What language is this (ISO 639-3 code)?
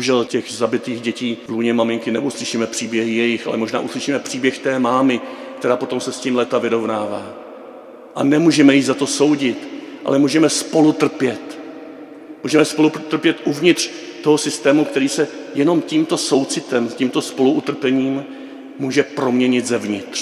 ces